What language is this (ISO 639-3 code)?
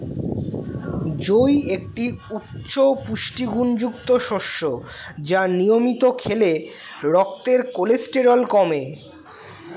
ben